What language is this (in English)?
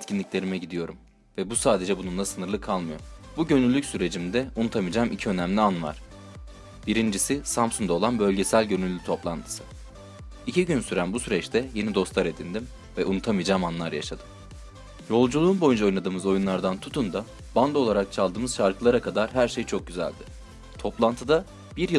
Turkish